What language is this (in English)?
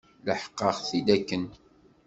Kabyle